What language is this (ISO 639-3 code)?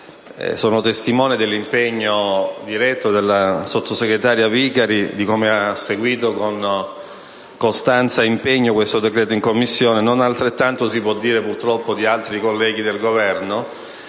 ita